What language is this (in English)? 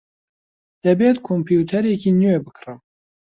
Central Kurdish